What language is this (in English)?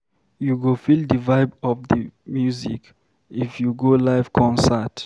Nigerian Pidgin